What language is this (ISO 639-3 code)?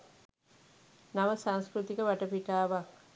sin